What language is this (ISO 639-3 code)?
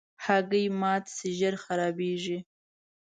pus